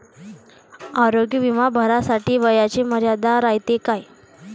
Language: Marathi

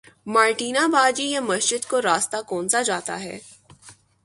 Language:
Urdu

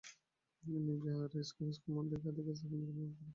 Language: Bangla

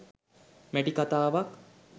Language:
Sinhala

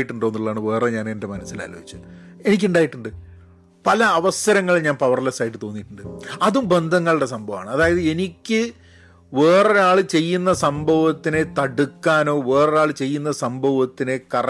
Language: Malayalam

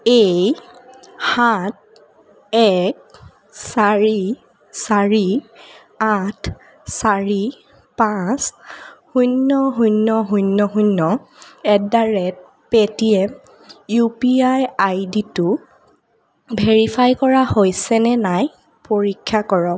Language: Assamese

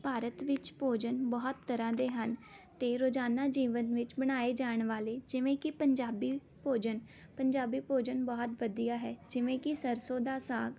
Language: Punjabi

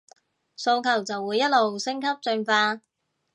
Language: Cantonese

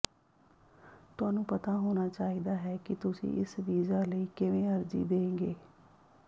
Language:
Punjabi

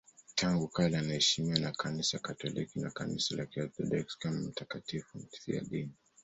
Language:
Swahili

